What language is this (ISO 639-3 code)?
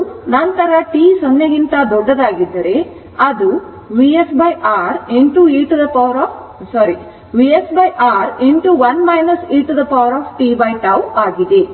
kan